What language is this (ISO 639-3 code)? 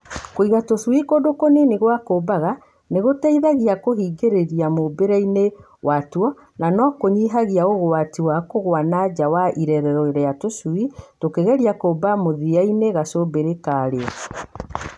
kik